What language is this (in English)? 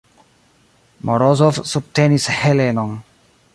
Esperanto